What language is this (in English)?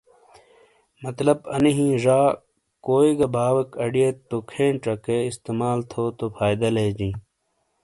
Shina